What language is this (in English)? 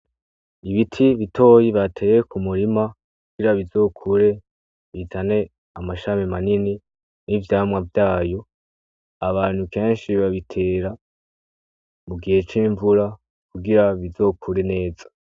Rundi